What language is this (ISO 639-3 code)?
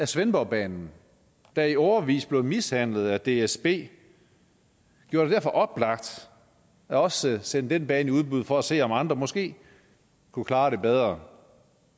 dan